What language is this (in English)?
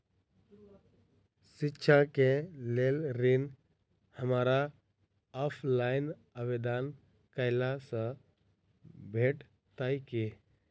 Maithili